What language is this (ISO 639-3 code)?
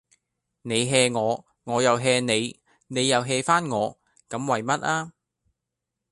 yue